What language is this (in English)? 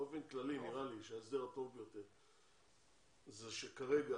Hebrew